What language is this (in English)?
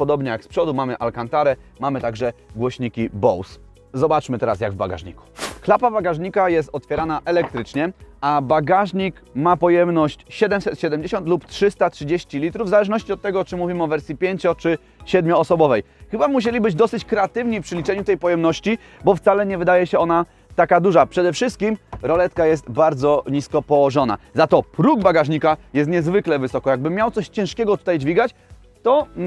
Polish